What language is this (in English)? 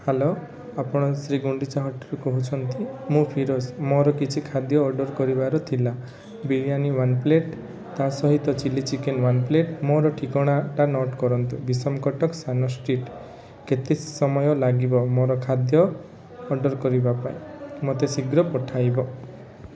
Odia